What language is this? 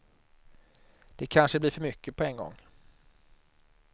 Swedish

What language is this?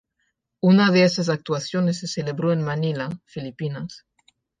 Spanish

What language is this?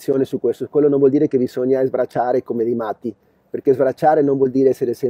Italian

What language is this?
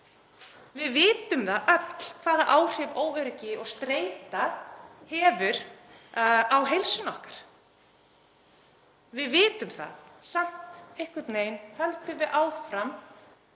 Icelandic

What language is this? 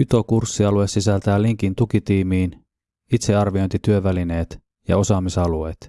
Finnish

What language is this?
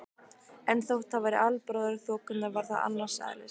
Icelandic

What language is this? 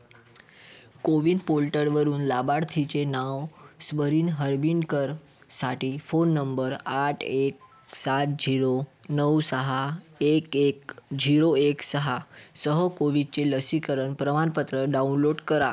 Marathi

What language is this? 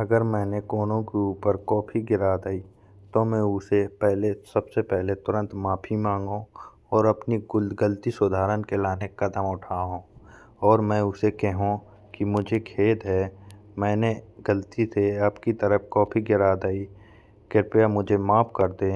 Bundeli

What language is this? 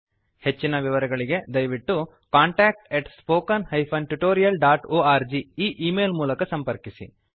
Kannada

